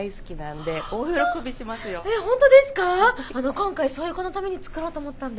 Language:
Japanese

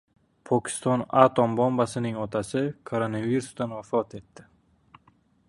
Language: Uzbek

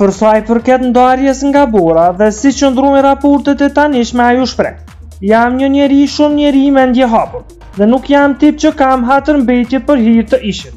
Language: Romanian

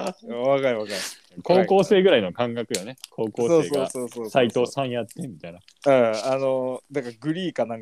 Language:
Japanese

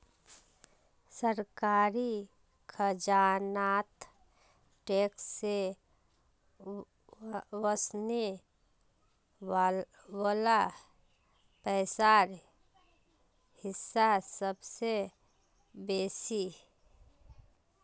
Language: Magahi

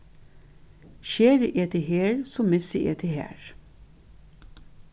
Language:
Faroese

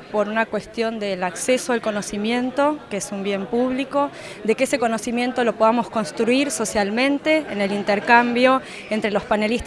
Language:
Spanish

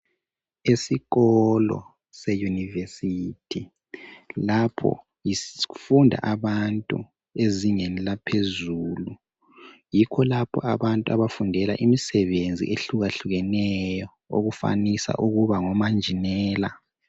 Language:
North Ndebele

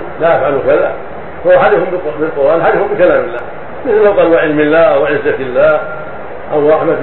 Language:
Arabic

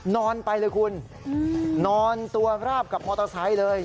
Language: Thai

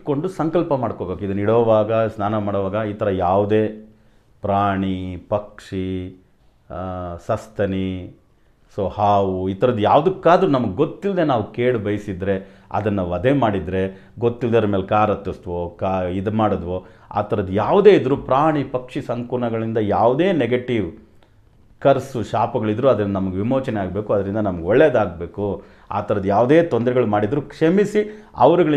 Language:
Hindi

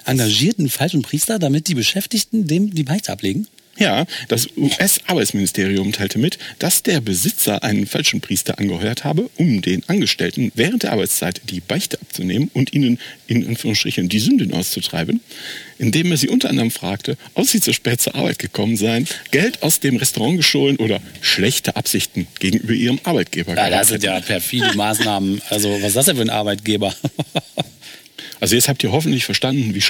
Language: German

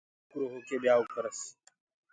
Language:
Gurgula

